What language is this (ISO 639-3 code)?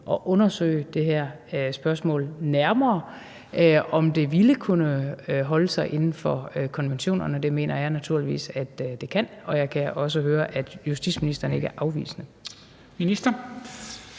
dan